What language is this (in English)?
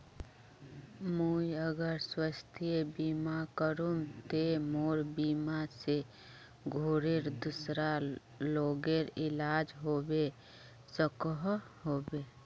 Magahi